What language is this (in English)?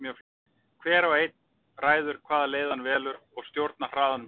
Icelandic